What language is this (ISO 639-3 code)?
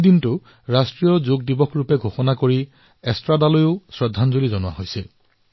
asm